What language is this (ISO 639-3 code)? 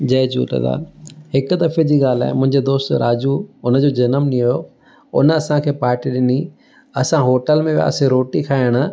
snd